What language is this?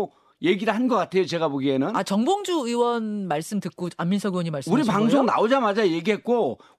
Korean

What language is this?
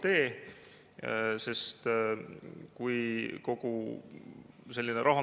Estonian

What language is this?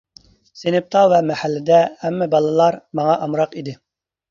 Uyghur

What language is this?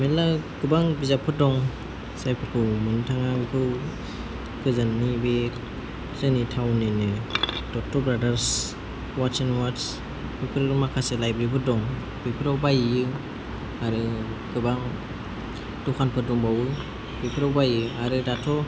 Bodo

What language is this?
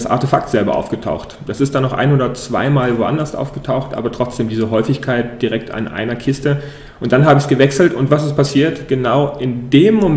German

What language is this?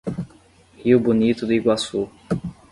Portuguese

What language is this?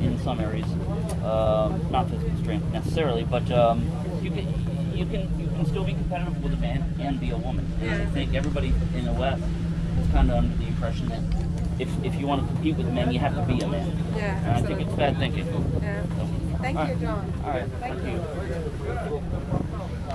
English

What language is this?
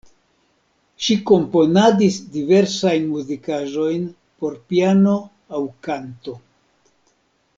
Esperanto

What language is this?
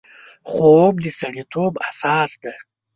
Pashto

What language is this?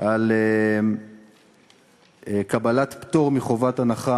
Hebrew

